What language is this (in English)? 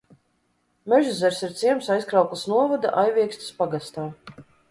Latvian